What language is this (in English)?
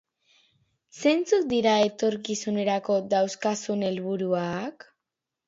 Basque